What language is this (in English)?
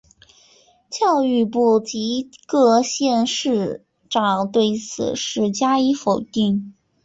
Chinese